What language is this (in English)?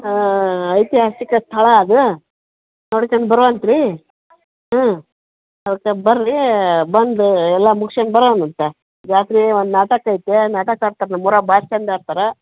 Kannada